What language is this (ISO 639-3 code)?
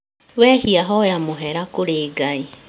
kik